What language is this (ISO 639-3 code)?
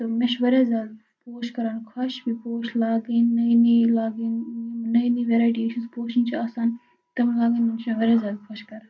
kas